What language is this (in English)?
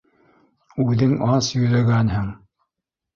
Bashkir